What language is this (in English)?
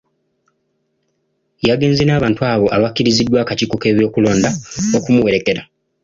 Ganda